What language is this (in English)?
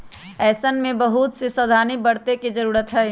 Magahi